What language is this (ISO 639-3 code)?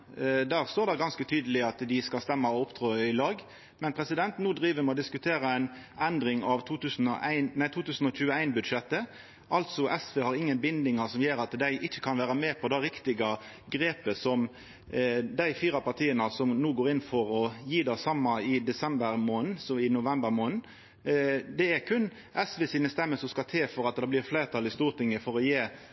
nno